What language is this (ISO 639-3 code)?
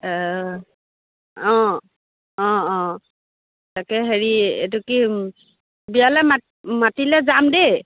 asm